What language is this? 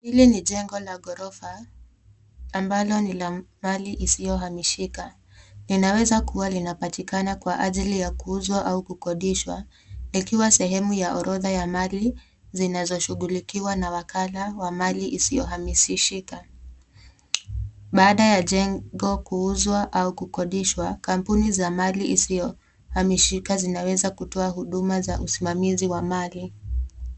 Swahili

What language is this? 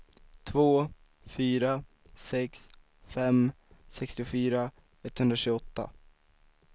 Swedish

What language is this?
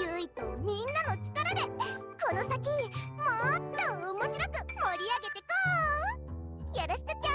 Japanese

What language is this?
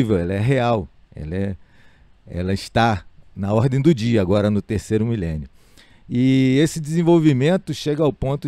Portuguese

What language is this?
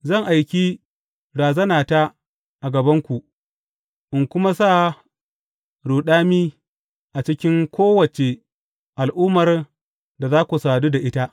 Hausa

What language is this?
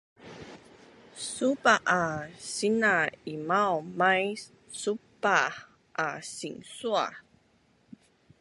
Bunun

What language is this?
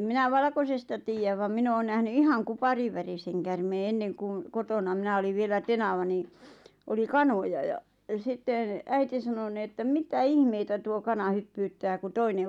Finnish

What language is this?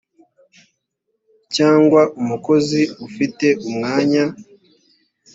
Kinyarwanda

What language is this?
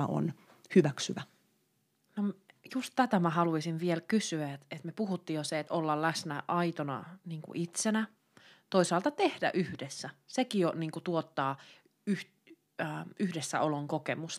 Finnish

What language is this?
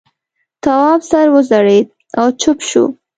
Pashto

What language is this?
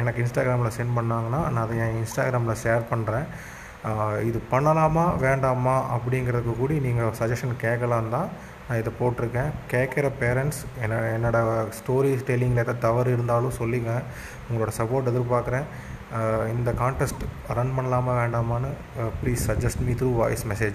Tamil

